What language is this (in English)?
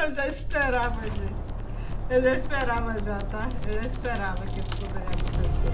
Portuguese